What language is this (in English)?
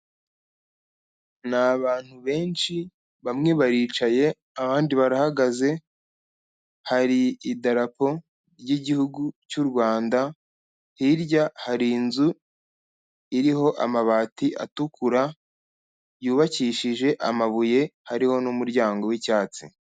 Kinyarwanda